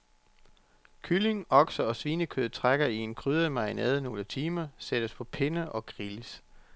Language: Danish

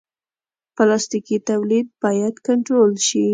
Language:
Pashto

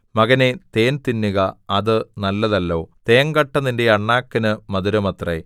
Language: Malayalam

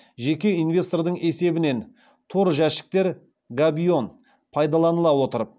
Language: Kazakh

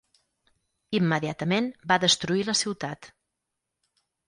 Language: Catalan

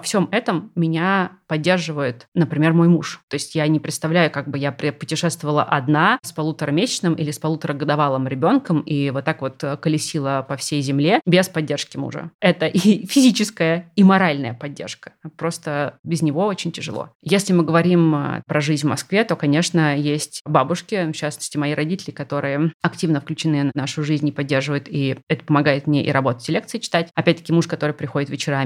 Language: Russian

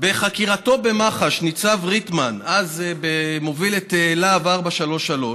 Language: Hebrew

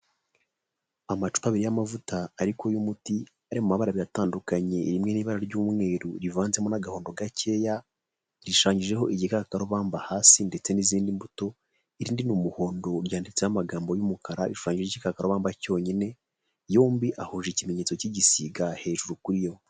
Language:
Kinyarwanda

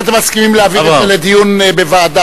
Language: Hebrew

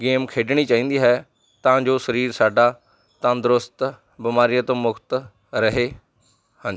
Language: Punjabi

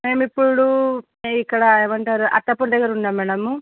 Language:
Telugu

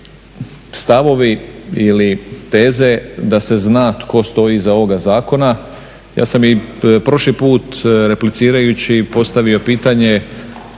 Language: Croatian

